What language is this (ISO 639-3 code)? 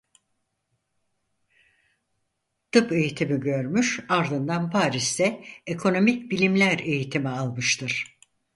tur